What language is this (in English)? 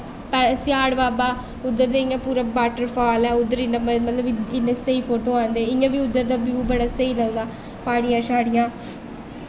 Dogri